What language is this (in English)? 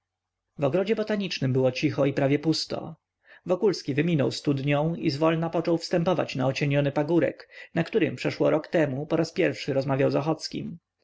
Polish